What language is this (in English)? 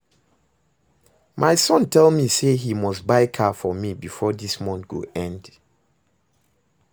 Nigerian Pidgin